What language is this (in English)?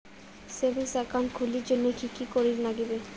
Bangla